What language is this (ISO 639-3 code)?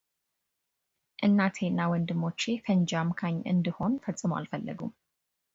amh